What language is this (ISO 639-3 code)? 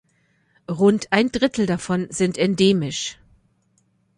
deu